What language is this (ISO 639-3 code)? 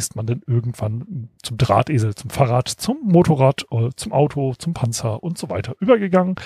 deu